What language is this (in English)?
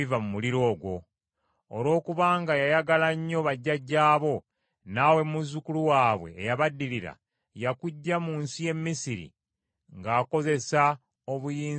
Ganda